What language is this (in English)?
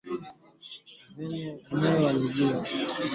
Swahili